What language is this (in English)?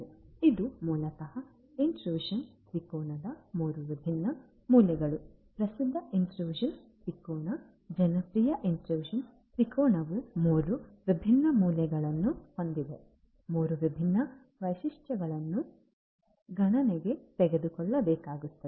Kannada